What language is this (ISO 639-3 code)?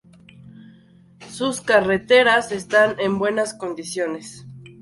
spa